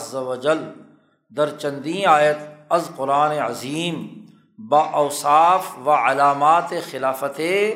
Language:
Urdu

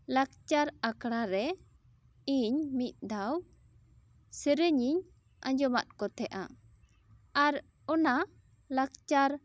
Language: Santali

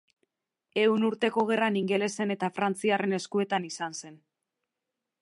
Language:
Basque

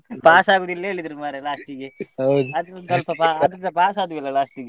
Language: Kannada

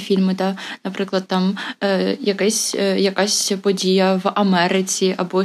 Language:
Ukrainian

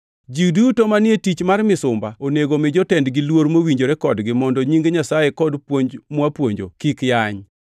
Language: Luo (Kenya and Tanzania)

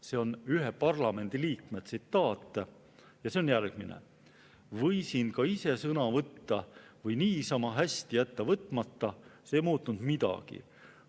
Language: Estonian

